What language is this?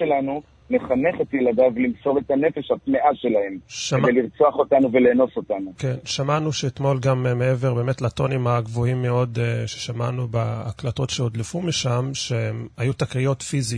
Hebrew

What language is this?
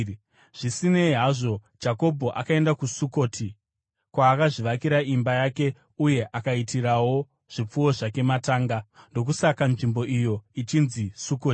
Shona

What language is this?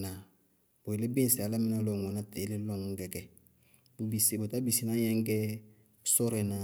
Bago-Kusuntu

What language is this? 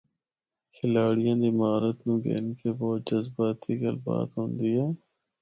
Northern Hindko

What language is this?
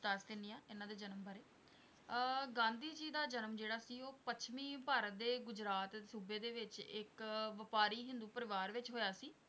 Punjabi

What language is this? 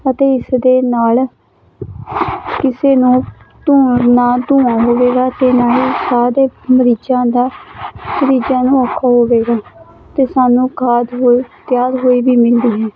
Punjabi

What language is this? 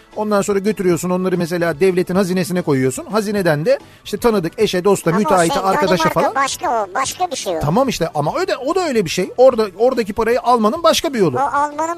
Turkish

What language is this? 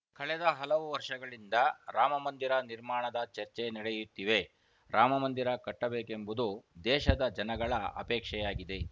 Kannada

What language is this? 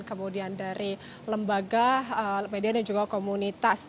Indonesian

